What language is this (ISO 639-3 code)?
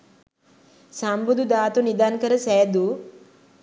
sin